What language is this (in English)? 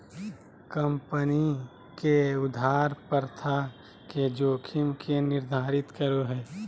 Magahi